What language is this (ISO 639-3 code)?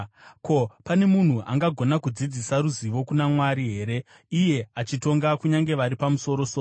sna